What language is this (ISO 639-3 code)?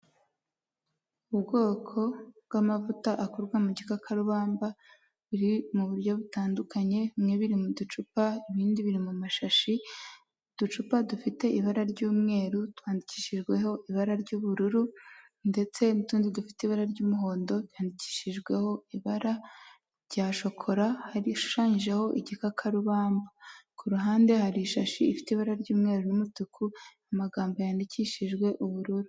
kin